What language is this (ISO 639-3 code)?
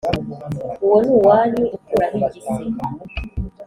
kin